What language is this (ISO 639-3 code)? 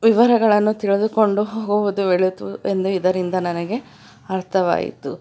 kan